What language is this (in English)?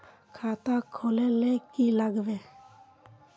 Magahi